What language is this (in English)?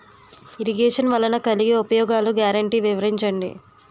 Telugu